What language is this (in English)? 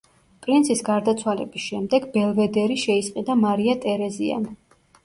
Georgian